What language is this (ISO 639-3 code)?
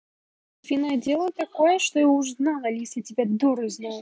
rus